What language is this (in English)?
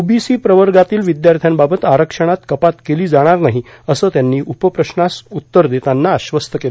Marathi